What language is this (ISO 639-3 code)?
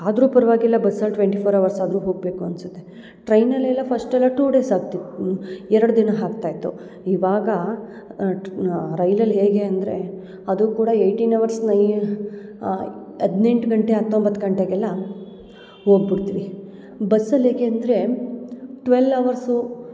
kan